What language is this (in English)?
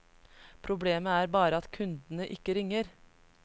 Norwegian